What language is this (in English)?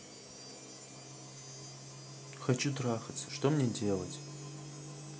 Russian